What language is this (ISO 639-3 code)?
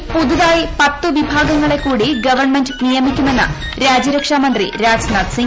mal